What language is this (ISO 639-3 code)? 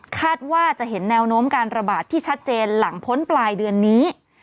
tha